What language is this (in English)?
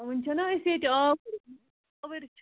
Kashmiri